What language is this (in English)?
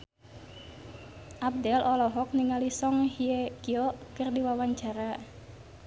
Sundanese